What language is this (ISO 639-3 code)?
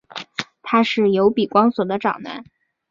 zho